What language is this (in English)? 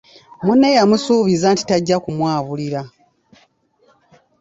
Ganda